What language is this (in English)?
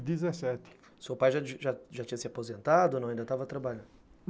Portuguese